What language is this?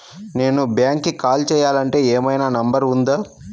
Telugu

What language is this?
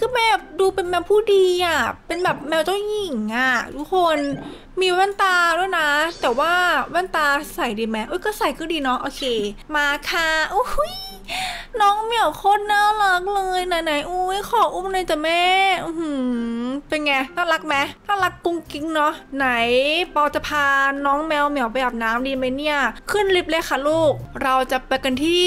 Thai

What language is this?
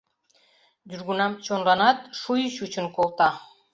Mari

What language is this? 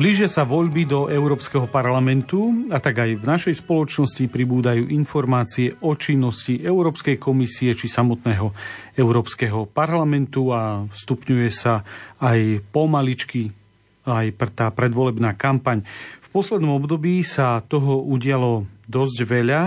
Slovak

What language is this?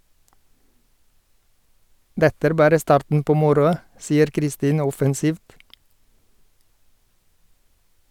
Norwegian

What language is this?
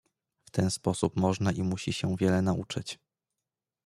Polish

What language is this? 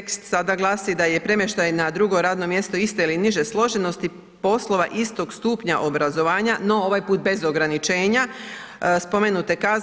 Croatian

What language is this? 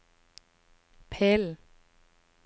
Norwegian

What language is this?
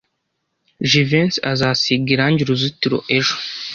Kinyarwanda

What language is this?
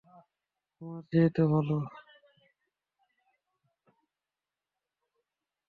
Bangla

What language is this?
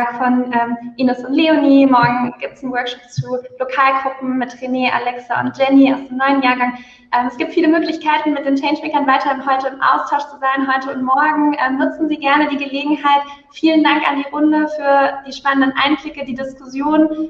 German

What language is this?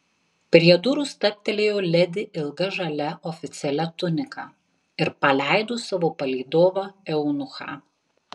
Lithuanian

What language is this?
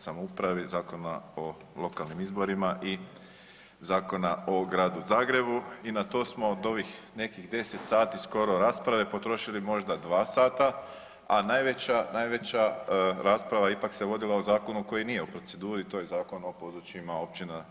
Croatian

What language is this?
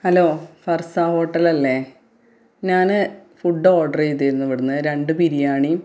Malayalam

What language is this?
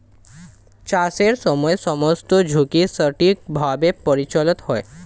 Bangla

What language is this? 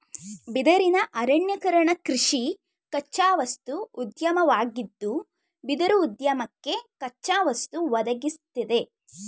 Kannada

